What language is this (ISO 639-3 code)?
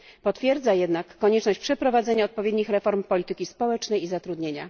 pol